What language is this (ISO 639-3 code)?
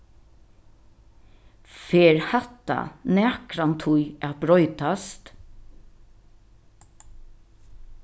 fao